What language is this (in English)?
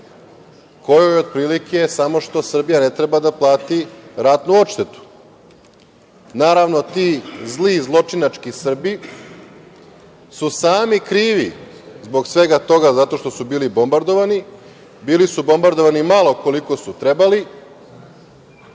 Serbian